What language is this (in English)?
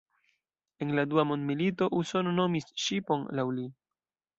Esperanto